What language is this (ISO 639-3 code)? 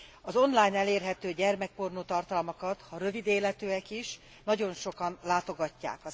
hun